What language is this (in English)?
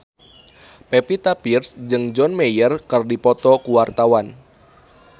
Sundanese